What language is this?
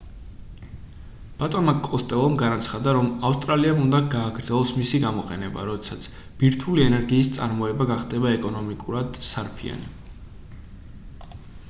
Georgian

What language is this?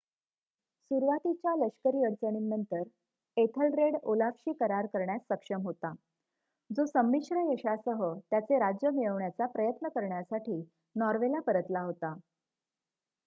Marathi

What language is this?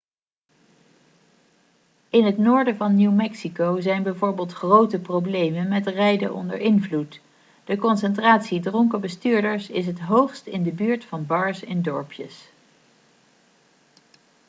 Dutch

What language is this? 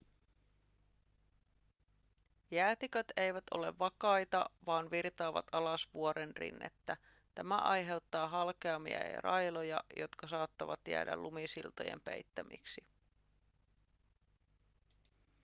Finnish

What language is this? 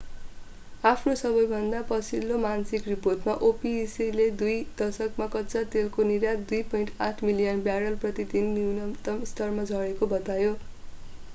Nepali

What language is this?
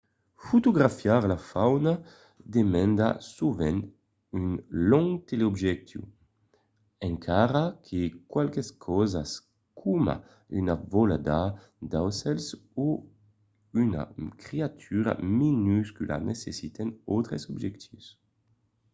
Occitan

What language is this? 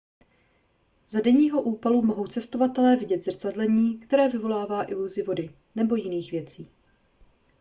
Czech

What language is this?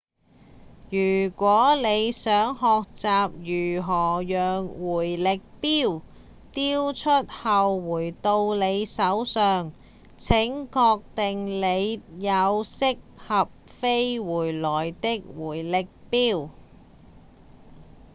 Cantonese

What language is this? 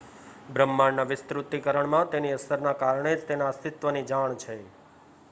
Gujarati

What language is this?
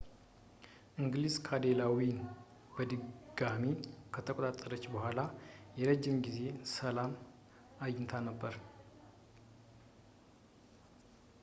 Amharic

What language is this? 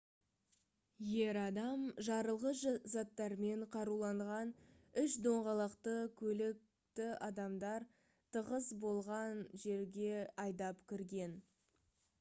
Kazakh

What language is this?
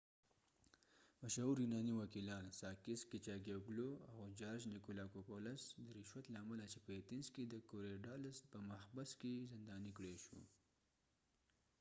Pashto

